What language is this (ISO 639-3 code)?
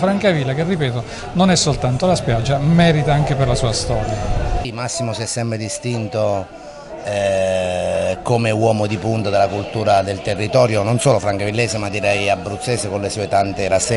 ita